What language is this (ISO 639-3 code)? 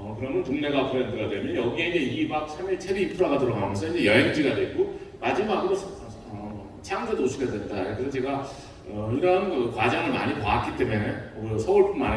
kor